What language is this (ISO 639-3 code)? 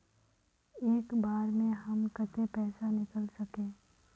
mag